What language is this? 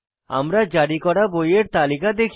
Bangla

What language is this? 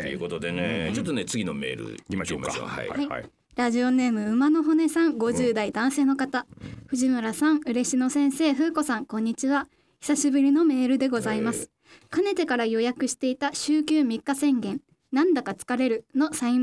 Japanese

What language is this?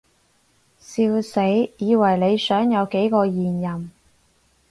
Cantonese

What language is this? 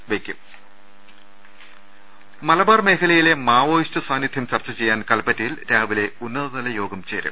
Malayalam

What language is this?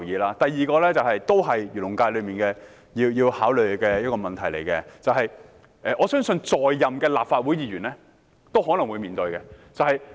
Cantonese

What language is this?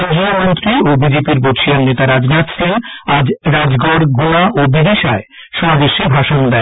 Bangla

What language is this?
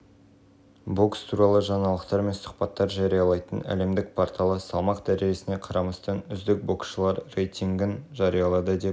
Kazakh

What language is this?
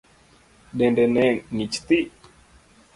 Luo (Kenya and Tanzania)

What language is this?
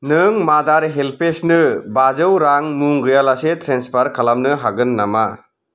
Bodo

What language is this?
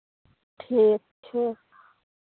Maithili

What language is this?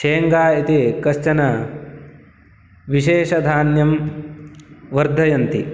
Sanskrit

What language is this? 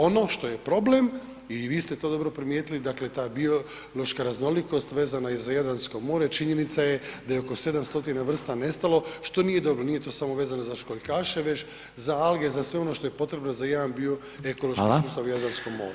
Croatian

